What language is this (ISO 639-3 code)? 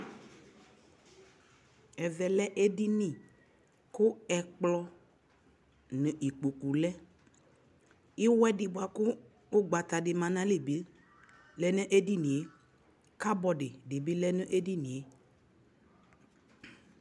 kpo